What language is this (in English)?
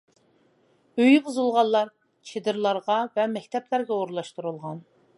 Uyghur